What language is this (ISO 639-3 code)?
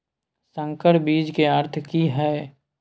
mai